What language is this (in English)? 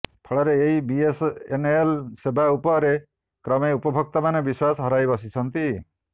Odia